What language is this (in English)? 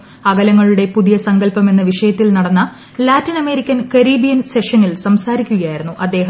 Malayalam